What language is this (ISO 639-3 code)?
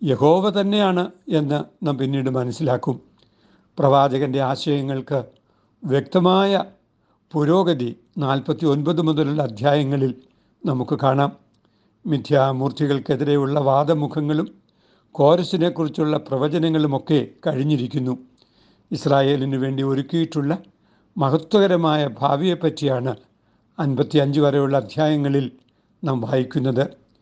mal